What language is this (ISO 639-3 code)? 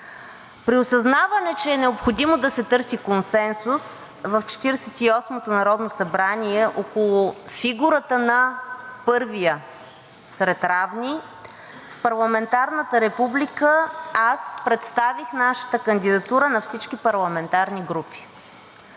bul